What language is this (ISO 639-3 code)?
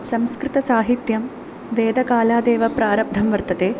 san